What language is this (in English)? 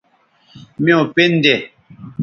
Bateri